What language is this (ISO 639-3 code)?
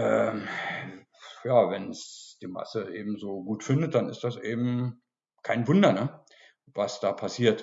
deu